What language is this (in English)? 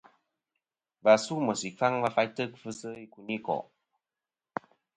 Kom